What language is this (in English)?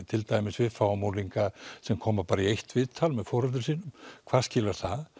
Icelandic